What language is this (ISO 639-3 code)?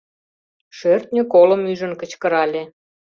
chm